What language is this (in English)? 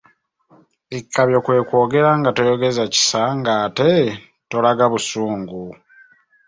Ganda